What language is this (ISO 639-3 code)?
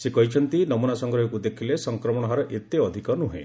ori